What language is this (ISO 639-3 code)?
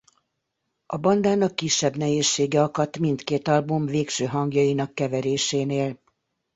hun